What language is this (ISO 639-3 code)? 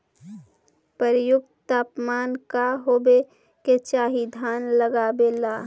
mag